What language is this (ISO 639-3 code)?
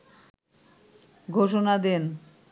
ben